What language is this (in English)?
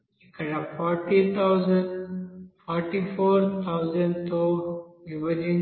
Telugu